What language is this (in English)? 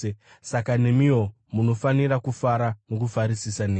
Shona